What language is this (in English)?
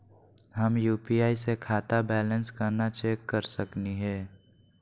Magahi